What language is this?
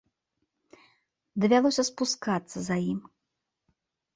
Belarusian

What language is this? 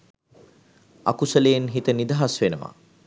Sinhala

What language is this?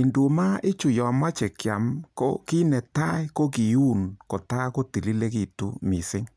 Kalenjin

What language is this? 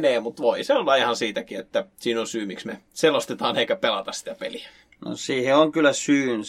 Finnish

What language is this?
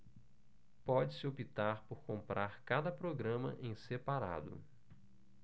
Portuguese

